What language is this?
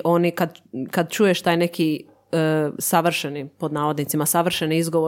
Croatian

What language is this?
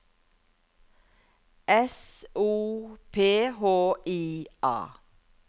Norwegian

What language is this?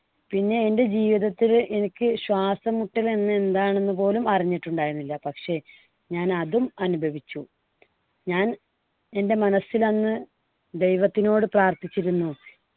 Malayalam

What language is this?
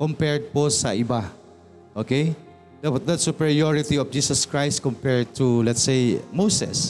Filipino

